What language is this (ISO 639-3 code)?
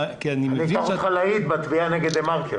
heb